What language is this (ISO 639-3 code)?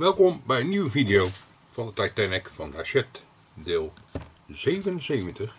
nld